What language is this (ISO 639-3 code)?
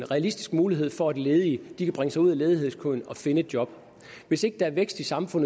dan